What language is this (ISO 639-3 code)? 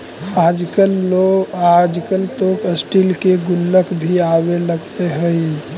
mag